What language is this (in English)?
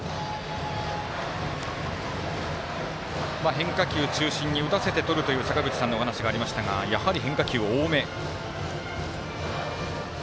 Japanese